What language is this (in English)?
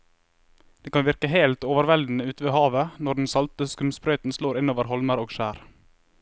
Norwegian